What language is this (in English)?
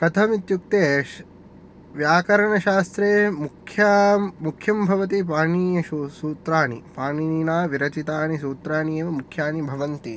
Sanskrit